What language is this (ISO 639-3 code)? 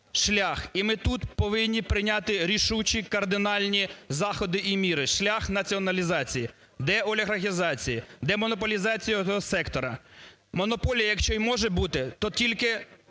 ukr